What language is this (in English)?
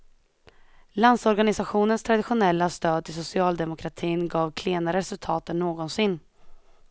Swedish